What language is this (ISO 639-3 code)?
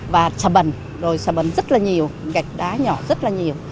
vie